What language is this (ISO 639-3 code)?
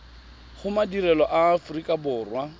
tsn